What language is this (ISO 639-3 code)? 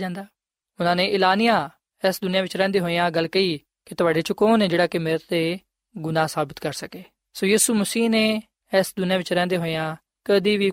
pan